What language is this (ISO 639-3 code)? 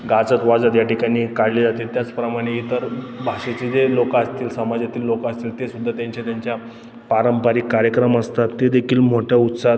mar